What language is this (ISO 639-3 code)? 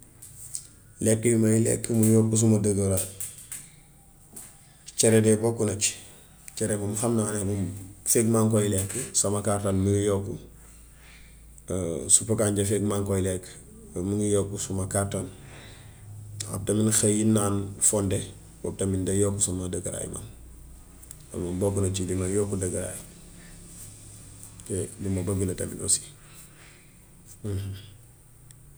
wof